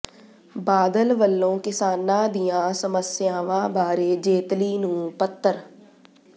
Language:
Punjabi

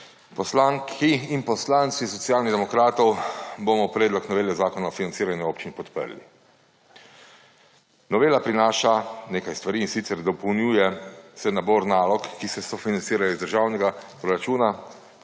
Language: Slovenian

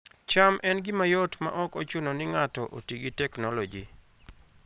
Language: Luo (Kenya and Tanzania)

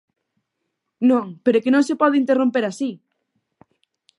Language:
Galician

